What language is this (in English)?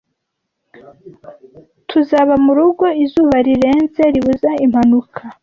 Kinyarwanda